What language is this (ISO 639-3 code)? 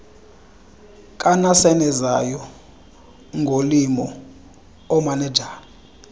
xho